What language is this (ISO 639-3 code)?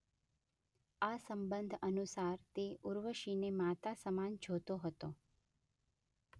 guj